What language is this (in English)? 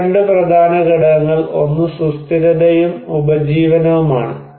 Malayalam